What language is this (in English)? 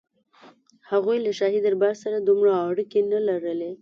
Pashto